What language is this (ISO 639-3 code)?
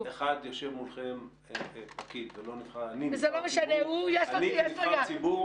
heb